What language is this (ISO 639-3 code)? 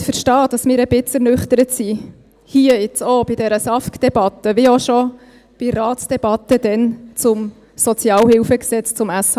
gsw